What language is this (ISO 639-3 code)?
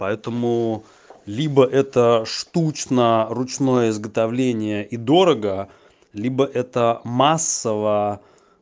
rus